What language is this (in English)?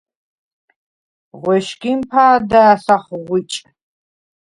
Svan